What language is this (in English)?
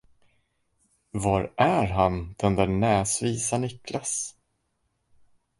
Swedish